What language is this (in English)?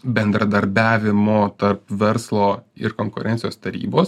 Lithuanian